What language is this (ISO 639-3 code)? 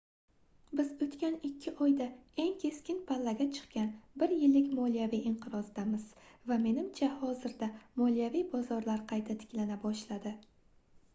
uzb